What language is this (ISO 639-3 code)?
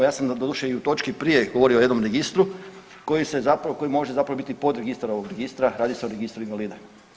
hrv